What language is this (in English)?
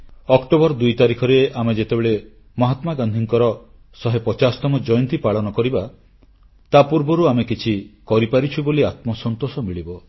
Odia